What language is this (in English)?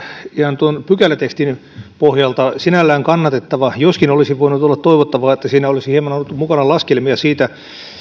Finnish